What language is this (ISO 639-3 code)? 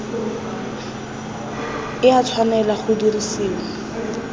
tsn